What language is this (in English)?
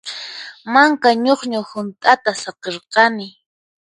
Puno Quechua